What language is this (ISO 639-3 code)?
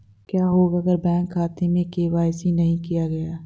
hin